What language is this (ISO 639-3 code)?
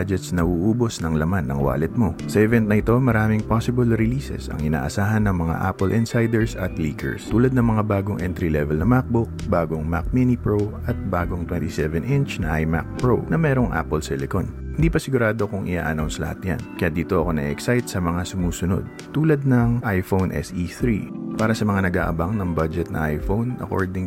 fil